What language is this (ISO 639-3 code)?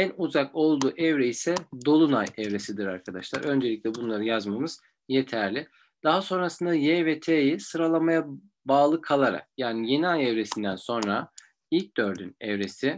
tur